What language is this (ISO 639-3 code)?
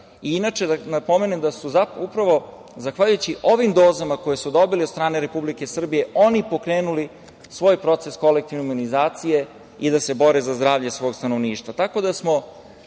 srp